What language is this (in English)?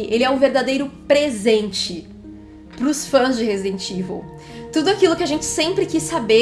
Portuguese